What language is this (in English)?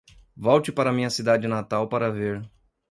Portuguese